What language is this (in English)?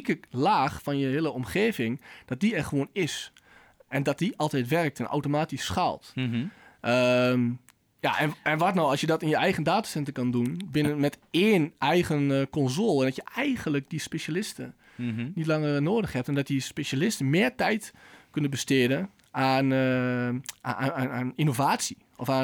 Dutch